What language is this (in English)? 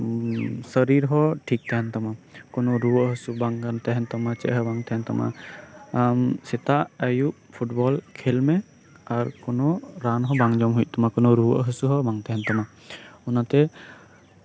Santali